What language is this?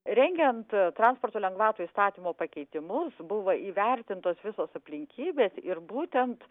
Lithuanian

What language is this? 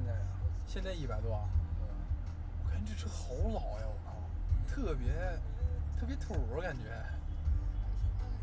Chinese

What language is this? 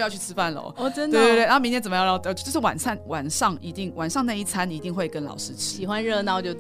Chinese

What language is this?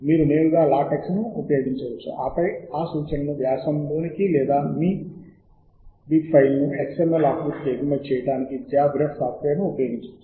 Telugu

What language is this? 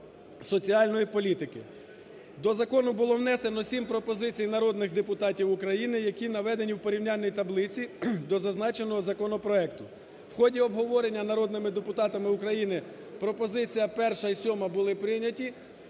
Ukrainian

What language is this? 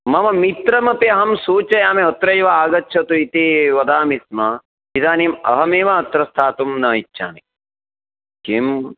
Sanskrit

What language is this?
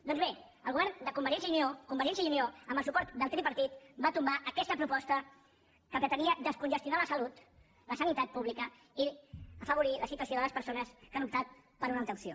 Catalan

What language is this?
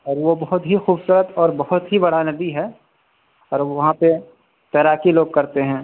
Urdu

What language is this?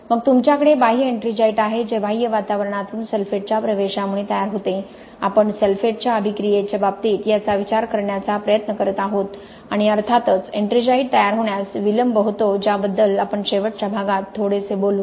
Marathi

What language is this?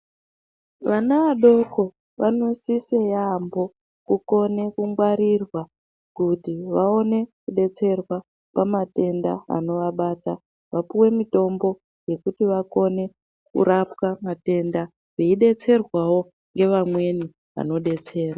Ndau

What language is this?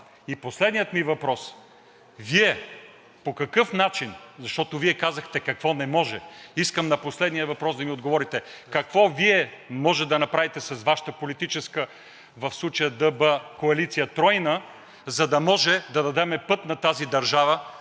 Bulgarian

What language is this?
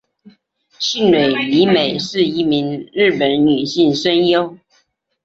Chinese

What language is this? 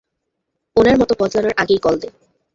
Bangla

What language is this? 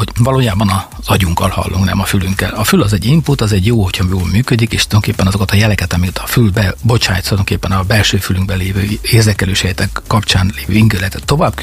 Hungarian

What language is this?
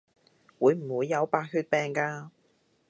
Cantonese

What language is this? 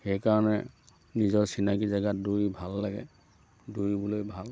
Assamese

